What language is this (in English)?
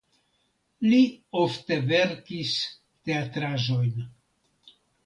Esperanto